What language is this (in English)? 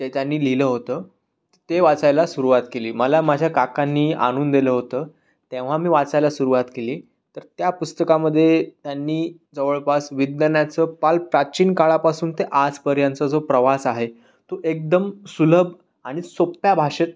Marathi